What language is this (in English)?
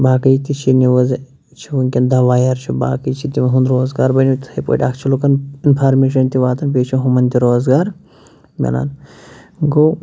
Kashmiri